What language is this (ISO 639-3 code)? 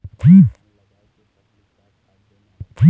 hne